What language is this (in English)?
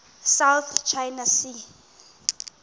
Xhosa